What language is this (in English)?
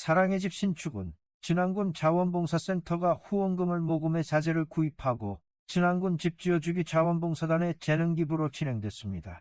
Korean